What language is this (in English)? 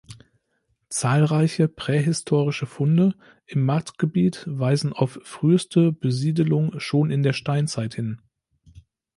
German